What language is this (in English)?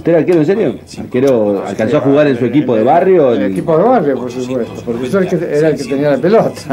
Spanish